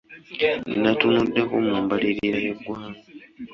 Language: Ganda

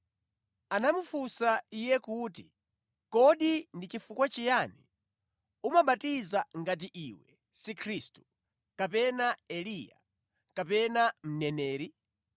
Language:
Nyanja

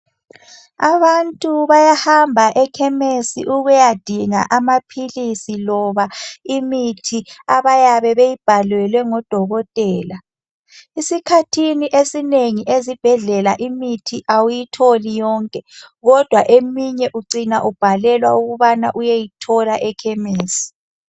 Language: North Ndebele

